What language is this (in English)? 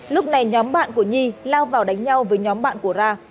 Vietnamese